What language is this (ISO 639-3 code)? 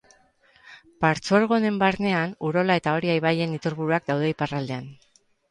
eus